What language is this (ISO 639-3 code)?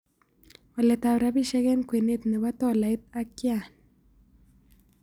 kln